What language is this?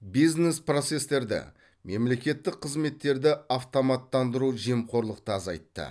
Kazakh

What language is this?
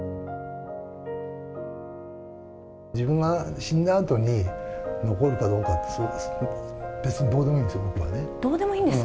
Japanese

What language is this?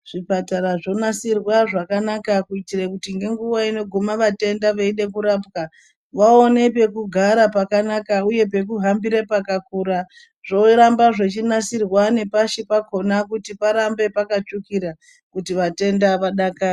Ndau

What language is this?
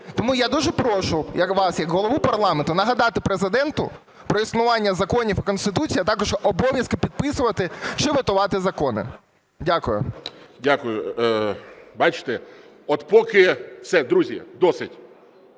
Ukrainian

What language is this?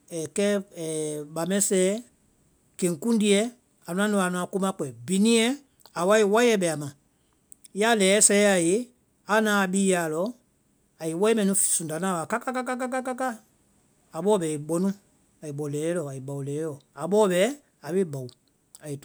Vai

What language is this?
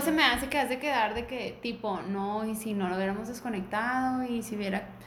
Spanish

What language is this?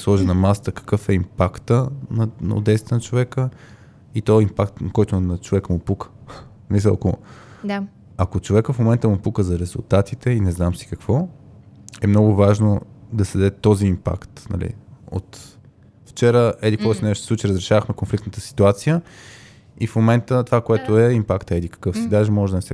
Bulgarian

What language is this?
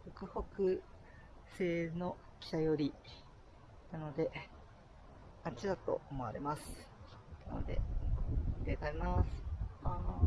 Japanese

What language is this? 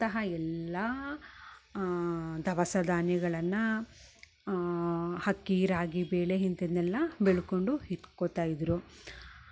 Kannada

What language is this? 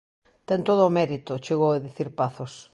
Galician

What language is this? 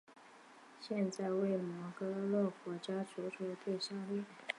Chinese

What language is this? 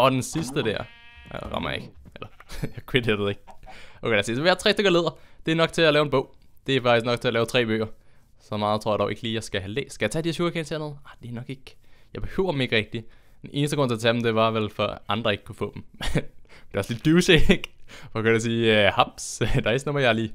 Danish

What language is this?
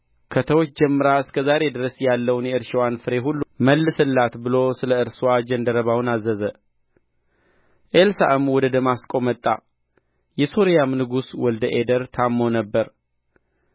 Amharic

